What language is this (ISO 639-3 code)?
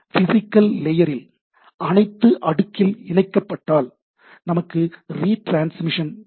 tam